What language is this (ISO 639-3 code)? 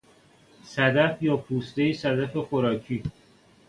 fas